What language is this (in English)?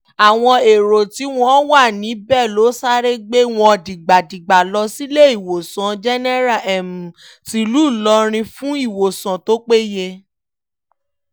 Yoruba